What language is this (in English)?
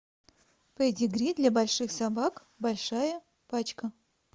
Russian